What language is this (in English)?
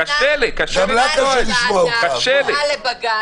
Hebrew